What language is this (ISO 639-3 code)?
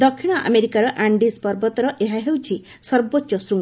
ori